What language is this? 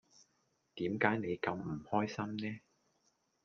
Cantonese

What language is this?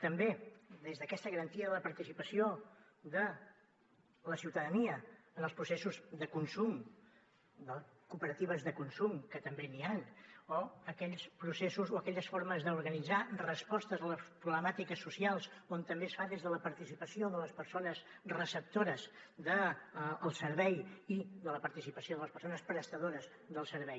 Catalan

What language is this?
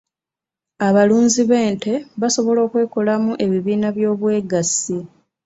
Ganda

